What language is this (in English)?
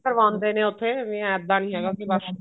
Punjabi